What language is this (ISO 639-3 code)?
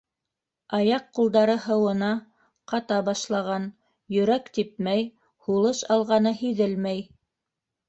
bak